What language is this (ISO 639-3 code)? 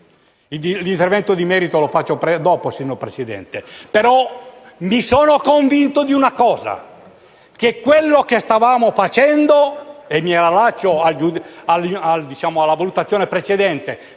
ita